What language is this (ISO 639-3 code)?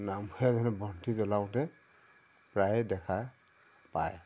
asm